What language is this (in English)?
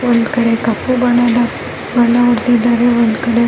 Kannada